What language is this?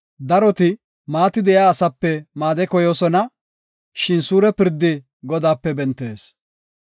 Gofa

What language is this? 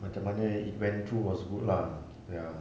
English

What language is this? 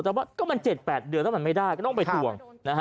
Thai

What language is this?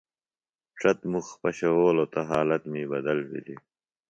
Phalura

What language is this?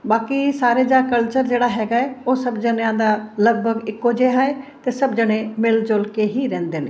Punjabi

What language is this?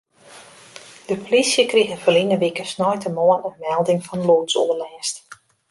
Western Frisian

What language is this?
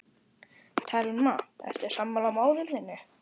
Icelandic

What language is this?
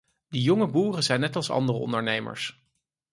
Dutch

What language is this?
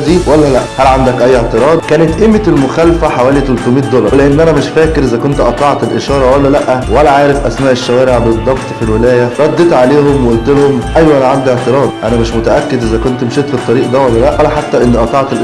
Arabic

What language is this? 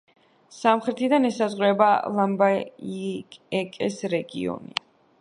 Georgian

